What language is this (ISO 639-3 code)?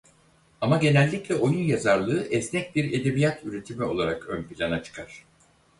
tur